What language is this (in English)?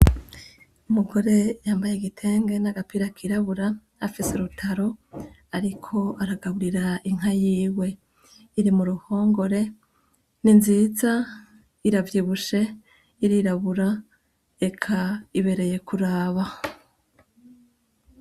Rundi